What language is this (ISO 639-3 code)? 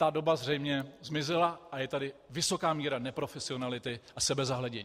ces